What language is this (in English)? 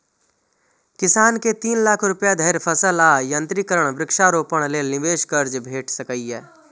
Maithili